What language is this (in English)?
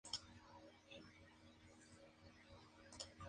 Spanish